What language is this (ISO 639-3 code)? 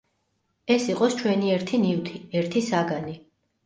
kat